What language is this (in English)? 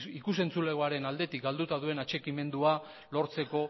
Basque